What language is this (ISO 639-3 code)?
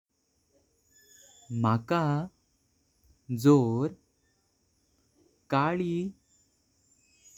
kok